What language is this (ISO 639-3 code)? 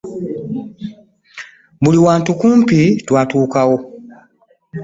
lug